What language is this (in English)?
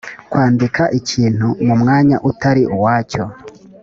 Kinyarwanda